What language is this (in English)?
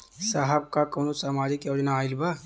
Bhojpuri